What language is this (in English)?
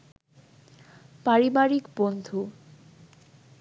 Bangla